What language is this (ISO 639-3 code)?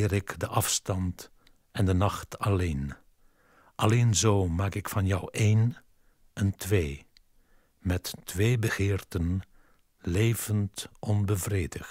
nld